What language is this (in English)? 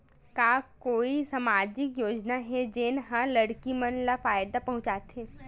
Chhattisgarhi